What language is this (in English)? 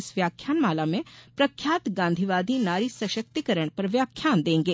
Hindi